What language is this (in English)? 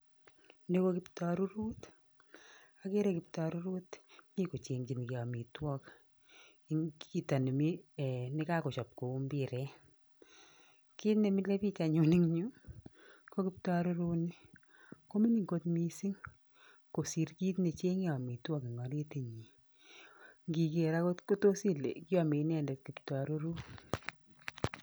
Kalenjin